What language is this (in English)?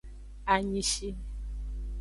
Aja (Benin)